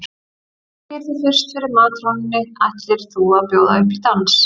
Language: Icelandic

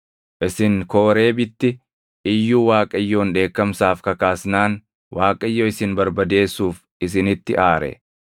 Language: Oromo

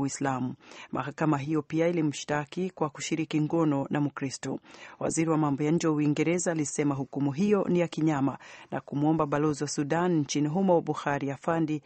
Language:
Swahili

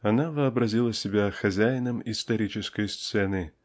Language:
Russian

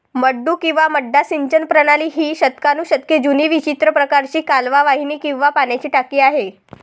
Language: Marathi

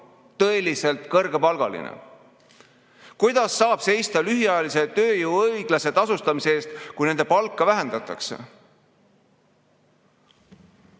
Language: Estonian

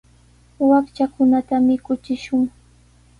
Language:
Sihuas Ancash Quechua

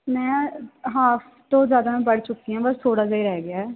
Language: Punjabi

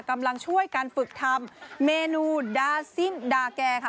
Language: Thai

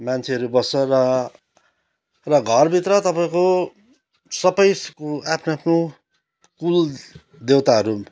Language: Nepali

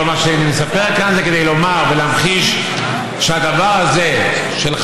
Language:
Hebrew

